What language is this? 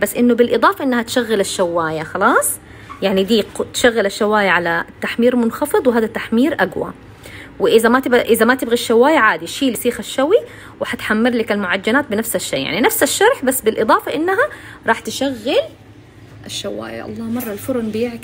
Arabic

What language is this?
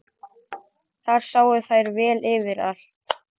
Icelandic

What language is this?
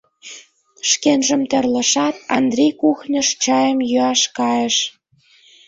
Mari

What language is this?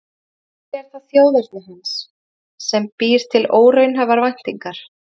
Icelandic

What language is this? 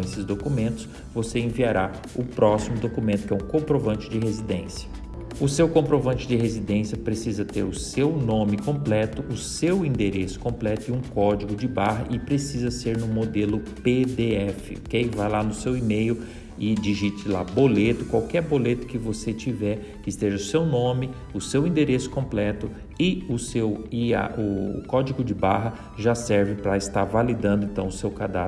Portuguese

